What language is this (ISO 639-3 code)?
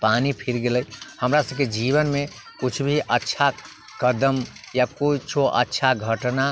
mai